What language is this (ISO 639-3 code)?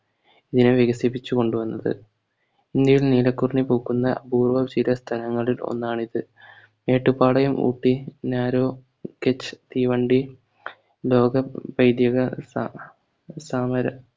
mal